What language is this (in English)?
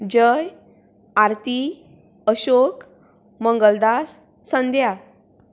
Konkani